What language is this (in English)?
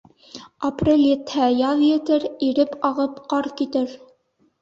Bashkir